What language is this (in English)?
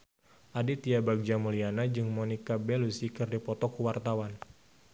Sundanese